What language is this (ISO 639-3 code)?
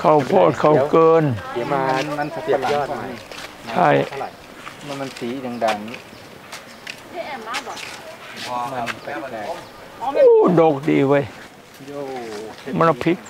tha